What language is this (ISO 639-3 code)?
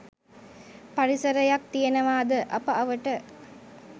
sin